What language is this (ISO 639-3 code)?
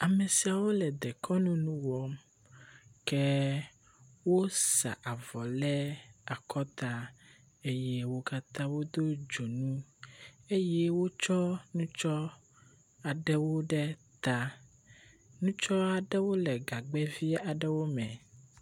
ewe